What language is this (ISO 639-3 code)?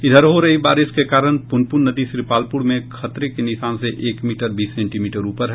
hin